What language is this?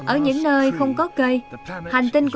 Vietnamese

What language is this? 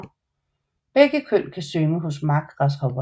Danish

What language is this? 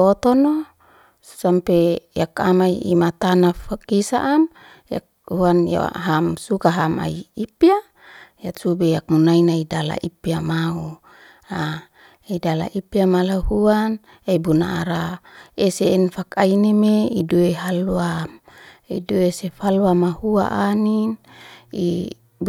Liana-Seti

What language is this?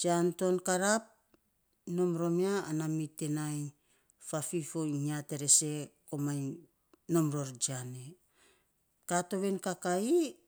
Saposa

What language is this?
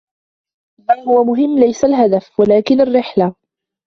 Arabic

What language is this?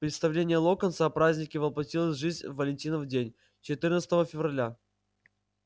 Russian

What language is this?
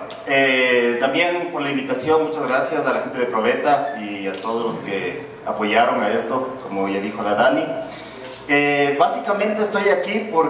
Spanish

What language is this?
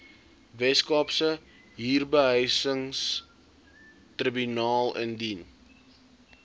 Afrikaans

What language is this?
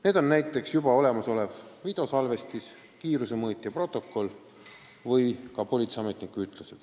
Estonian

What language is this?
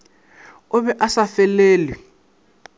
Northern Sotho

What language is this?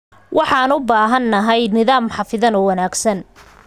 Somali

